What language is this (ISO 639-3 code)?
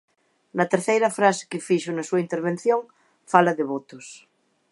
glg